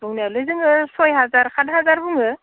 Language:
Bodo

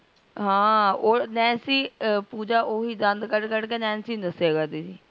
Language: Punjabi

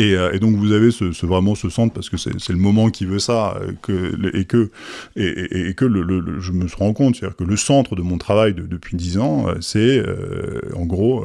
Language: French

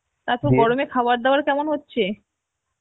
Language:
Bangla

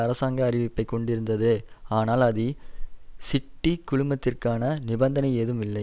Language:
Tamil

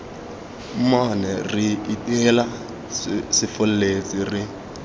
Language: Tswana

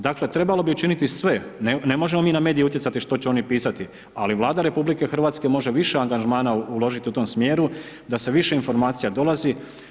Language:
Croatian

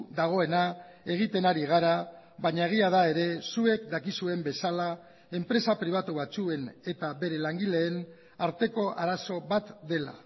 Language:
Basque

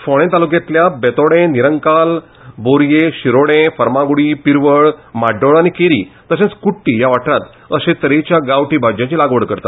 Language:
Konkani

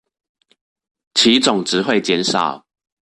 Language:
Chinese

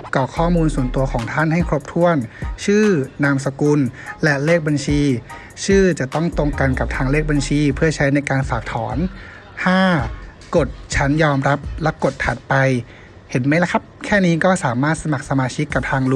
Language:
Thai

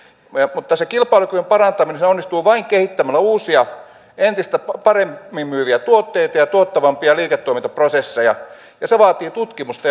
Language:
Finnish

